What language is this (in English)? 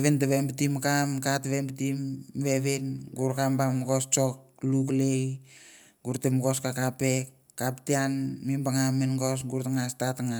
Mandara